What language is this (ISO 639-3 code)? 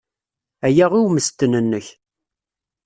kab